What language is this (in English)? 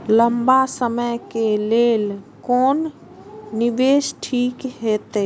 Maithili